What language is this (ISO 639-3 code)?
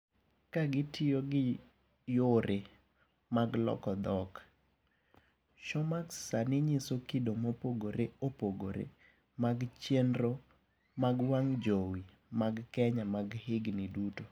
luo